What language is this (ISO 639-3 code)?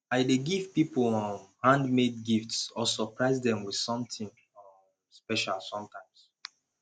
pcm